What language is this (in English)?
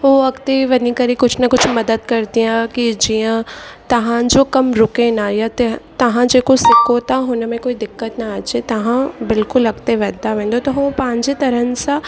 Sindhi